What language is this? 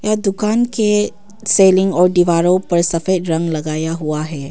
Hindi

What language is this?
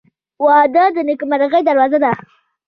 Pashto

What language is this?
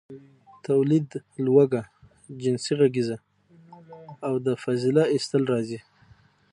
Pashto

